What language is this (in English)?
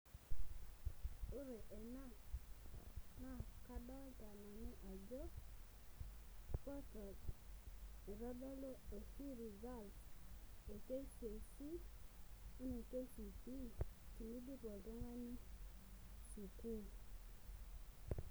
Masai